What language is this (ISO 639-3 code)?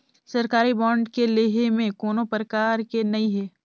hne